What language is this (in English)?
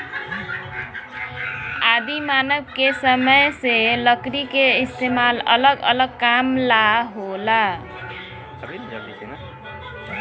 Bhojpuri